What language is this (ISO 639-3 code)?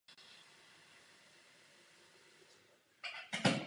ces